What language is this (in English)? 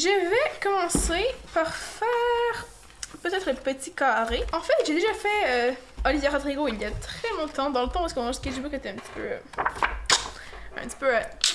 French